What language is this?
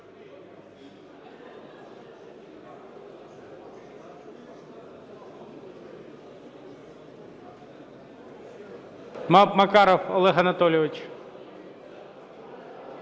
Ukrainian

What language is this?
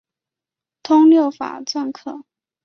Chinese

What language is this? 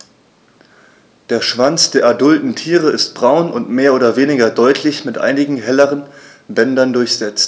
German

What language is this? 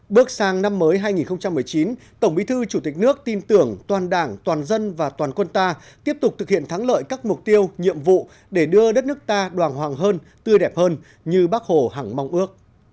Vietnamese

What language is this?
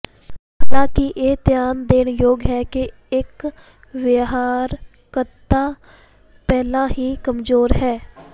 Punjabi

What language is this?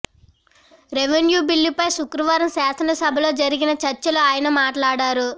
Telugu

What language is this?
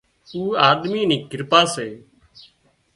Wadiyara Koli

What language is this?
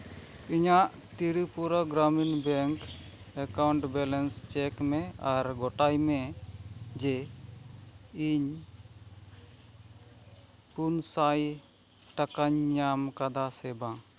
Santali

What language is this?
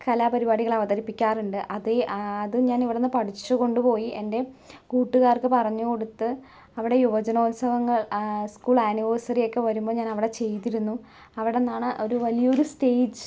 Malayalam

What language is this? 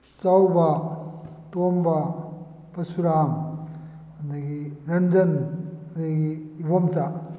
Manipuri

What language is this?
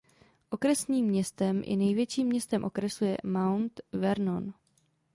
Czech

